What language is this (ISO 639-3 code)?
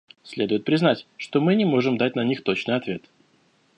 rus